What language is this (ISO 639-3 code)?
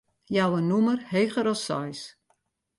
fry